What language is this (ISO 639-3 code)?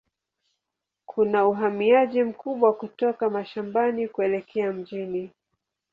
swa